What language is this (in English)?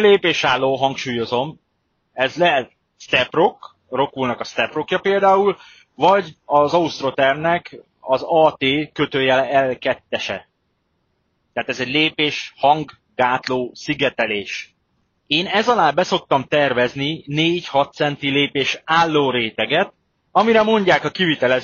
Hungarian